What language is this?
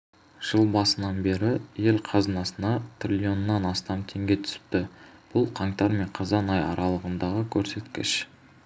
Kazakh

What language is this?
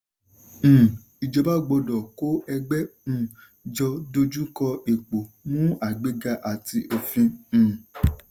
Yoruba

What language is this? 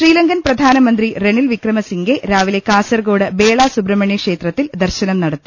Malayalam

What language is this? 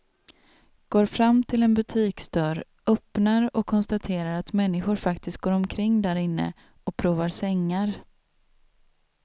Swedish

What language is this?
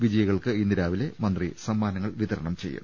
Malayalam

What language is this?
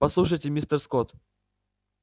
Russian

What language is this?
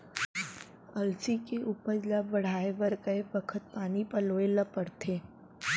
Chhattisgarhi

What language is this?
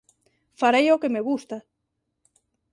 Galician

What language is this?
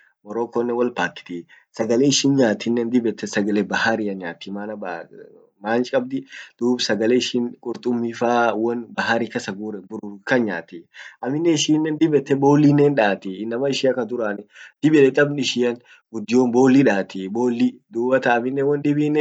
Orma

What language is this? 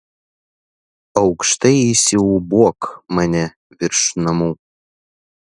Lithuanian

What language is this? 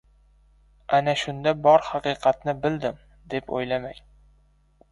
Uzbek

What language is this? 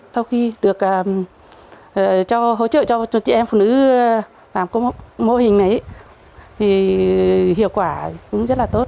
Vietnamese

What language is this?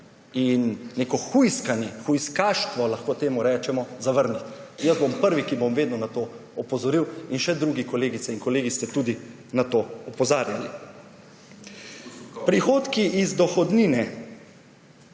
Slovenian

